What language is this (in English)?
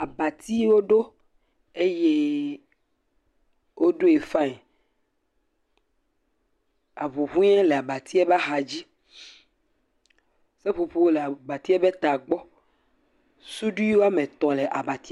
Ewe